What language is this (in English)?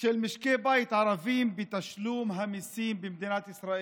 Hebrew